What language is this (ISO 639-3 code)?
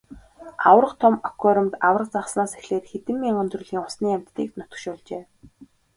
mon